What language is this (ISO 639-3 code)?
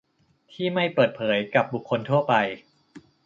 tha